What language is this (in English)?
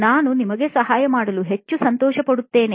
Kannada